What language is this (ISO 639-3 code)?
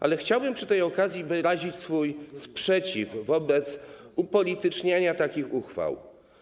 pol